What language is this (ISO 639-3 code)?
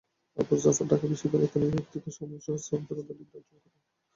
ben